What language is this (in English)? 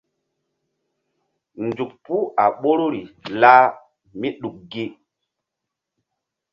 Mbum